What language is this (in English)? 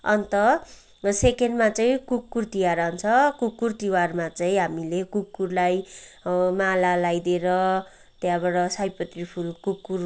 Nepali